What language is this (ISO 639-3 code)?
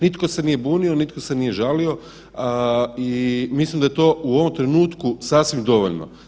hrv